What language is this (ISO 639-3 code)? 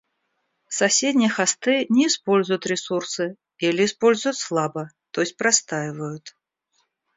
rus